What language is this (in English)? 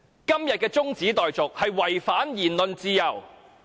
Cantonese